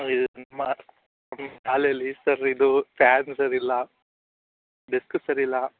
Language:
Kannada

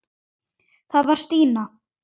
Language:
Icelandic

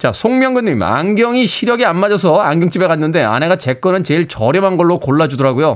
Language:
Korean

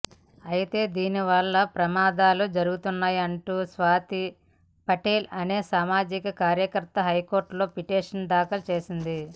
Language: Telugu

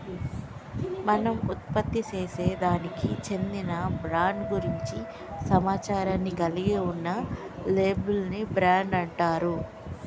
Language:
Telugu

